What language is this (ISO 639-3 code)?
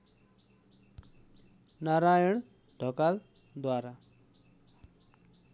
nep